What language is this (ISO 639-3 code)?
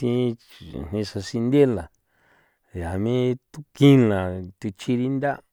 pow